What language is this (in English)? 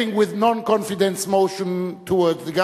Hebrew